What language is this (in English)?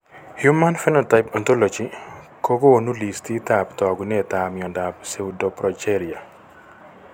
Kalenjin